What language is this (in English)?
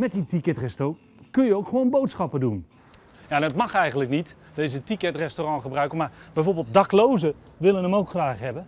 Dutch